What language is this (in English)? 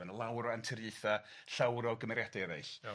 Welsh